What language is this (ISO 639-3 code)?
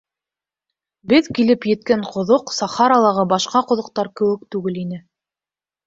bak